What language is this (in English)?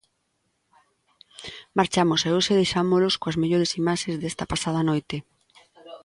Galician